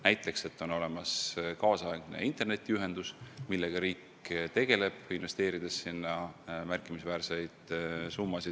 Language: Estonian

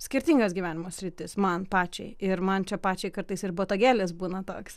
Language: Lithuanian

